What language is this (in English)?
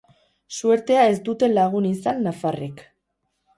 Basque